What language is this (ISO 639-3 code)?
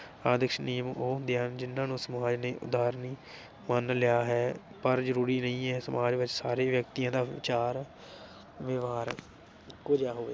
pan